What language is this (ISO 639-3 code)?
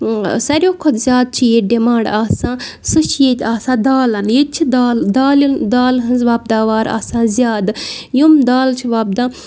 kas